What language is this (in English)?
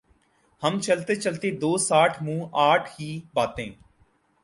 Urdu